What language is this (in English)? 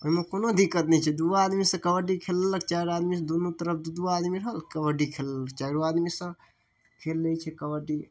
Maithili